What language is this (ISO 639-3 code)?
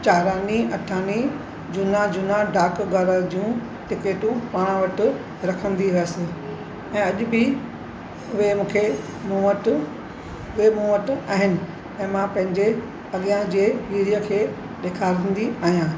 snd